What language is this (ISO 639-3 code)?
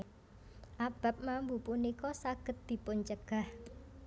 jav